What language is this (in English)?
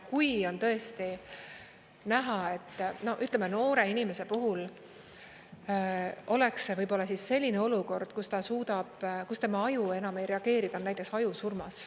Estonian